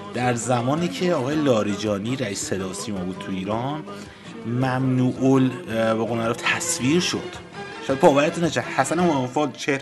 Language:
Persian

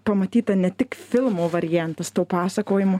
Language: Lithuanian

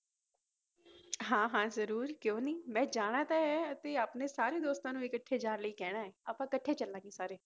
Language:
Punjabi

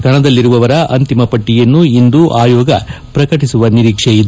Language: Kannada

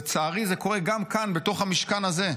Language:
Hebrew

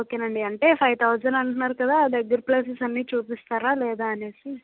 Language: Telugu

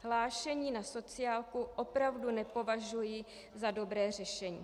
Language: Czech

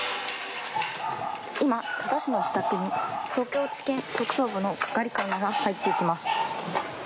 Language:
Japanese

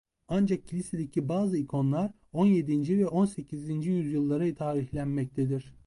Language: Turkish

